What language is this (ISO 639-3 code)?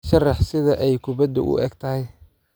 som